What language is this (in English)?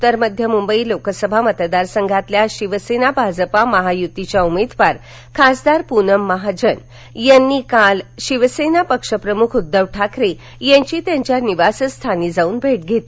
Marathi